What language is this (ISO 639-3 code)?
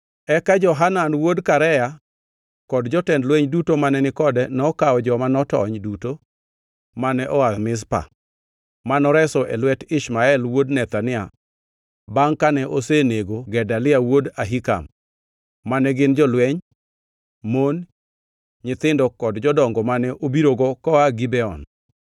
luo